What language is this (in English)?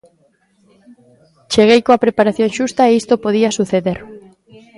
Galician